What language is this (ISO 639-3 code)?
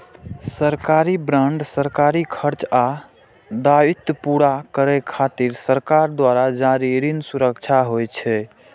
mai